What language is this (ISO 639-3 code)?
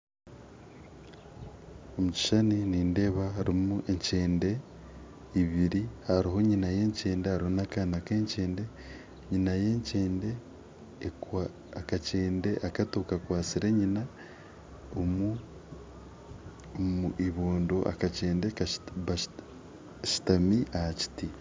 nyn